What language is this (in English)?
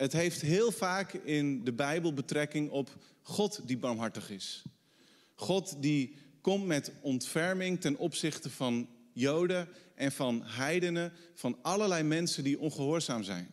Dutch